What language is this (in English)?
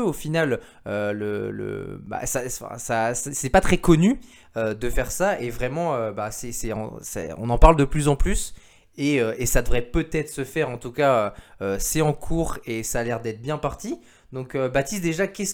French